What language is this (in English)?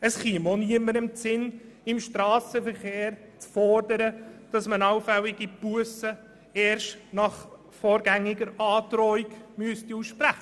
Swiss German